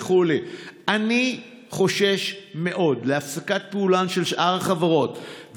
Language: Hebrew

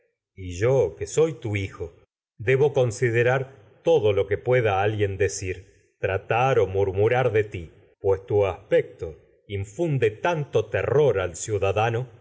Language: Spanish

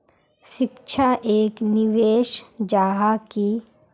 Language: Magahi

